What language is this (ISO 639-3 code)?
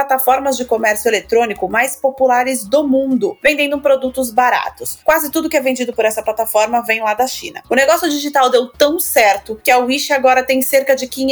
por